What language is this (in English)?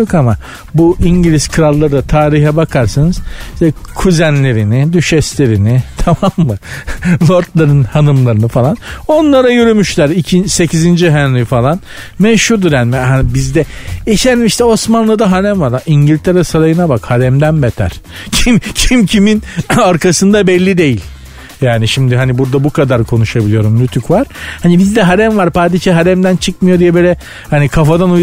Turkish